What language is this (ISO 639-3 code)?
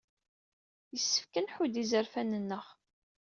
kab